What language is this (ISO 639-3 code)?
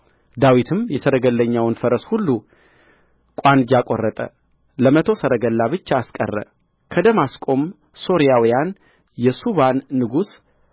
amh